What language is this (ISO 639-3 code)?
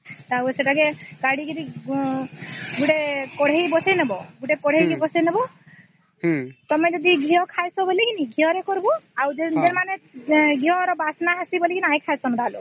ori